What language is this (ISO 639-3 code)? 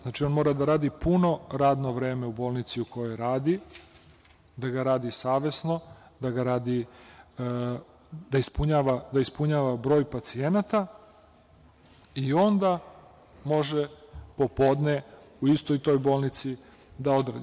srp